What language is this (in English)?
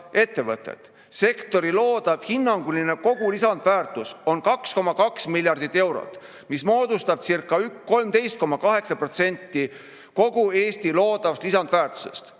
Estonian